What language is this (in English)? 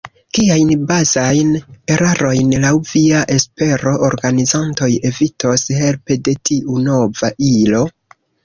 Esperanto